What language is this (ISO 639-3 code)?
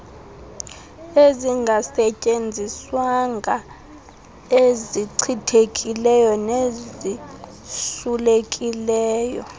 xho